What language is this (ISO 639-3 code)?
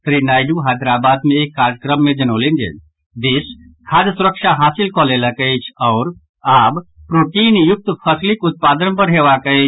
mai